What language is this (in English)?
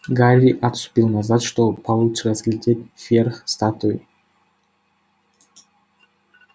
Russian